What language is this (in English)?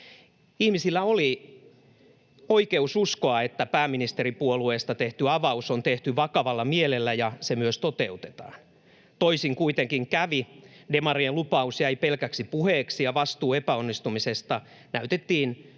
Finnish